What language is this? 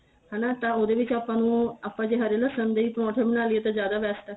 Punjabi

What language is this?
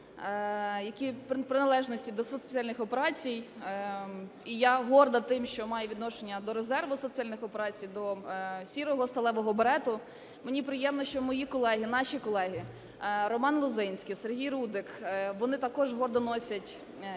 Ukrainian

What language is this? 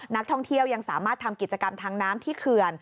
Thai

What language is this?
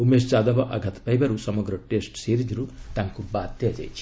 Odia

